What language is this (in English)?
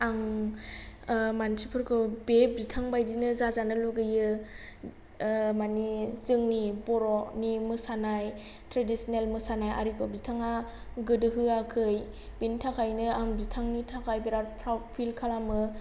Bodo